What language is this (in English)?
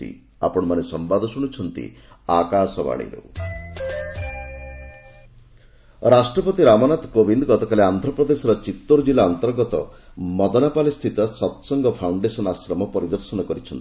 Odia